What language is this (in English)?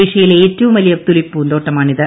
Malayalam